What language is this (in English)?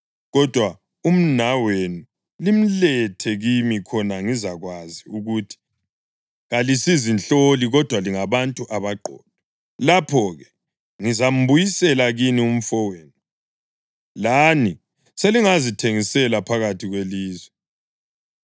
North Ndebele